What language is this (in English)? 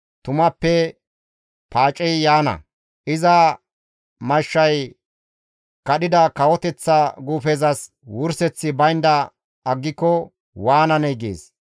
Gamo